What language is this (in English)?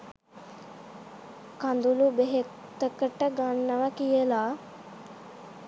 Sinhala